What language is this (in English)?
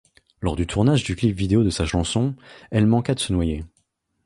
French